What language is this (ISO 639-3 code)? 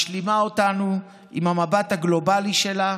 heb